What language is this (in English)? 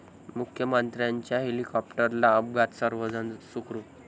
Marathi